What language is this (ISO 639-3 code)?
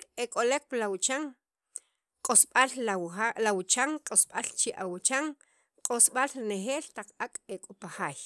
quv